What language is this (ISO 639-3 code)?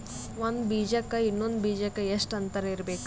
kan